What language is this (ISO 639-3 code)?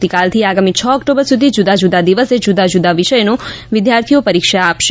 guj